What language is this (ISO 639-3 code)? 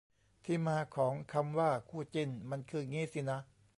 tha